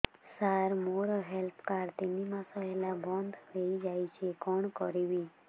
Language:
Odia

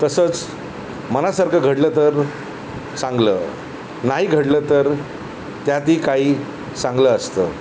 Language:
Marathi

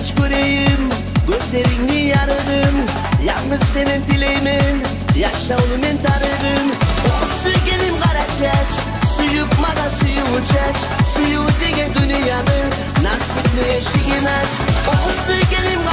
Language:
Turkish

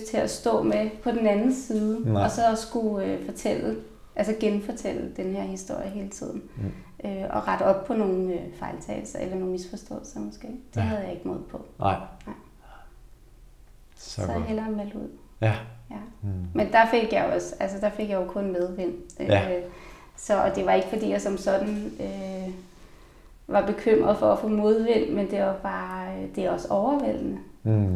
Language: Danish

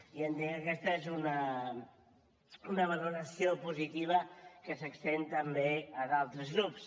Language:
Catalan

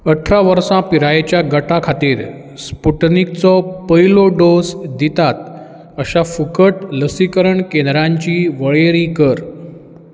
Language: Konkani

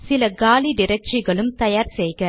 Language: Tamil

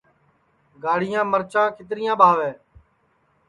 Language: Sansi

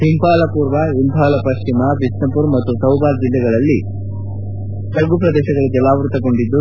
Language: Kannada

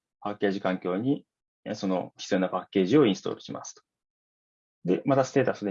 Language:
Japanese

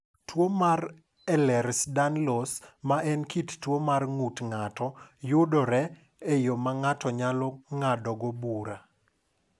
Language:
Luo (Kenya and Tanzania)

